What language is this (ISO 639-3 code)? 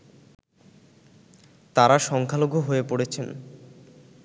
ben